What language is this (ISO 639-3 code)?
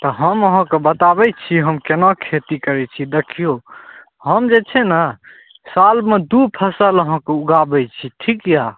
mai